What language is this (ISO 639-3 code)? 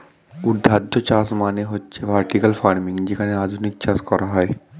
ben